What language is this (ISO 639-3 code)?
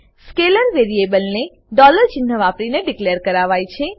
guj